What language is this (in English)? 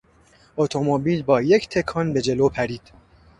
Persian